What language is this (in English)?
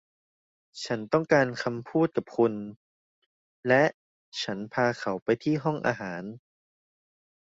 Thai